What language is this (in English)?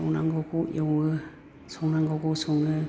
Bodo